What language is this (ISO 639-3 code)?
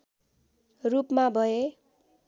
nep